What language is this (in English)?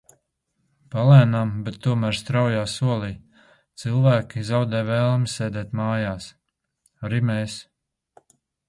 Latvian